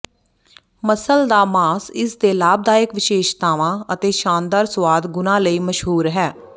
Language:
Punjabi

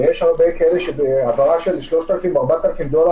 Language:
Hebrew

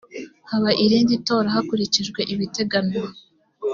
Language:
Kinyarwanda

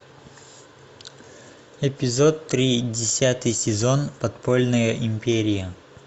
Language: Russian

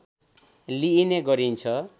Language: Nepali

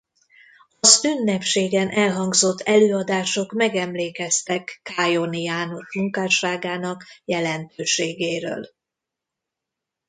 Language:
Hungarian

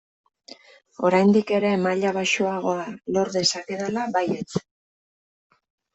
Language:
Basque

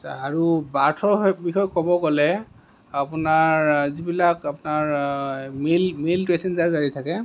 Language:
Assamese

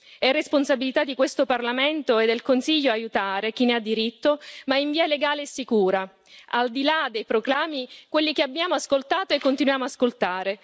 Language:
Italian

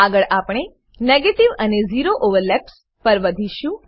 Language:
Gujarati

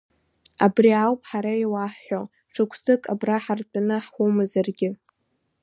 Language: Abkhazian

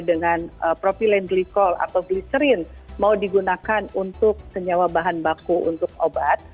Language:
Indonesian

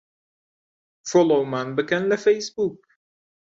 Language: Central Kurdish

